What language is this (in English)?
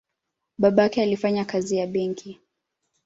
Swahili